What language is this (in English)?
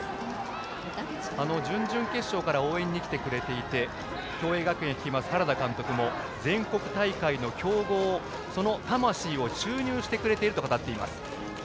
Japanese